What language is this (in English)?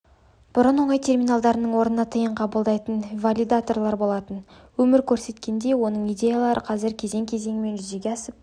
Kazakh